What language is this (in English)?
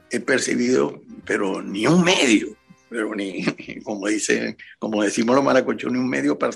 Spanish